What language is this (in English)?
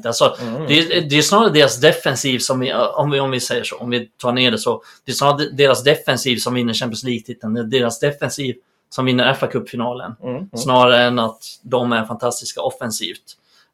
Swedish